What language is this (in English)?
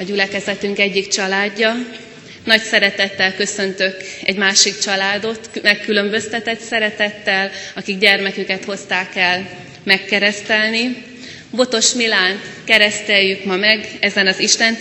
Hungarian